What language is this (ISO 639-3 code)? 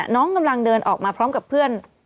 tha